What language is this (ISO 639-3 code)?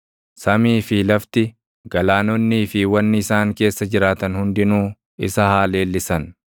orm